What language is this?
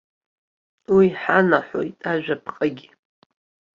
Abkhazian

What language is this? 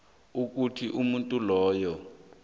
South Ndebele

